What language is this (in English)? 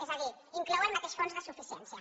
Catalan